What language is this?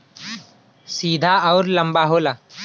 Bhojpuri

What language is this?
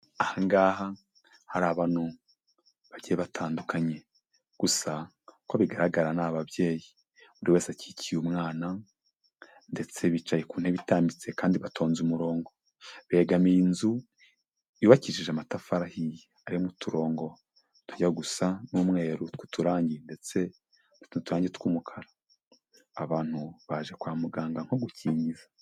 Kinyarwanda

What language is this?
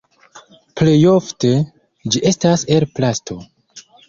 Esperanto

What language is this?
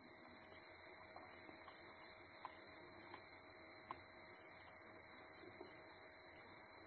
Kannada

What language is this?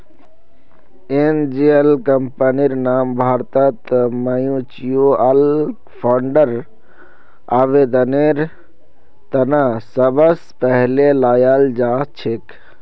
Magahi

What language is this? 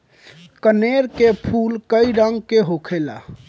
Bhojpuri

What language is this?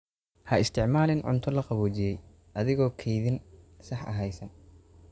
Somali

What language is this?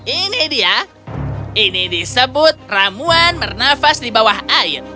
Indonesian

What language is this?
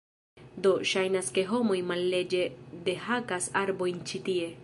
Esperanto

